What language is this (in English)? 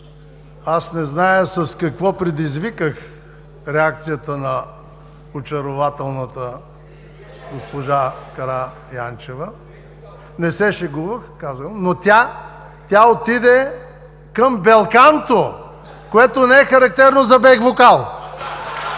Bulgarian